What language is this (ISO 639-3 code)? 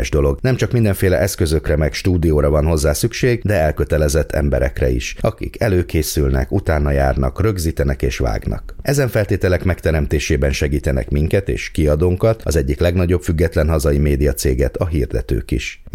hun